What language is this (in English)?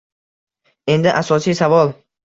Uzbek